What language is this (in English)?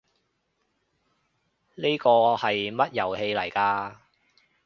Cantonese